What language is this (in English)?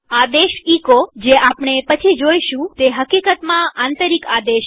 Gujarati